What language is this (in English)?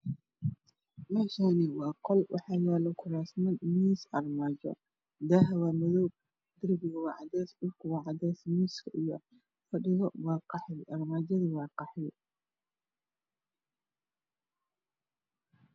Somali